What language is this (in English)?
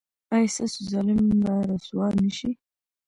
Pashto